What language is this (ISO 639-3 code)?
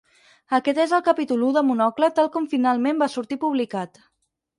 cat